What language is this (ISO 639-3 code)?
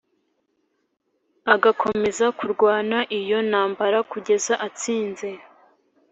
kin